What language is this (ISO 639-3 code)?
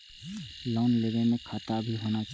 mai